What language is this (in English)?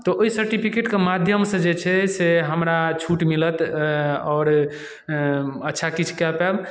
Maithili